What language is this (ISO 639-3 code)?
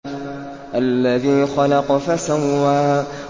ara